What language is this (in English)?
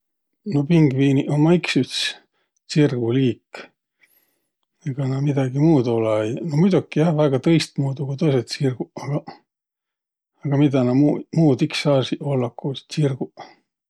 Võro